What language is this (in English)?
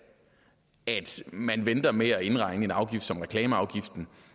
Danish